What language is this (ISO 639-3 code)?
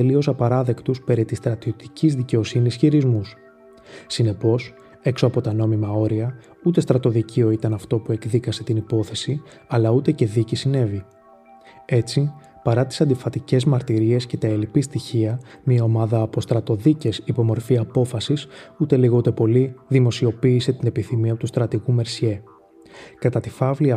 ell